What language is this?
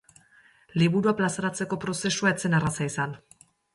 Basque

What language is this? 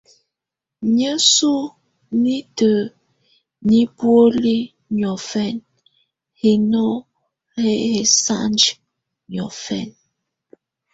Tunen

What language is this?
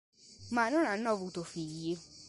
Italian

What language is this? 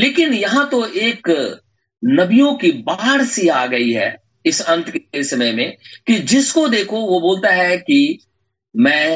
Hindi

